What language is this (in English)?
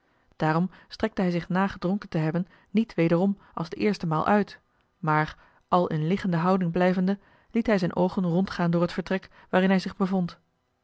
Dutch